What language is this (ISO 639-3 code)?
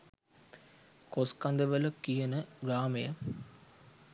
sin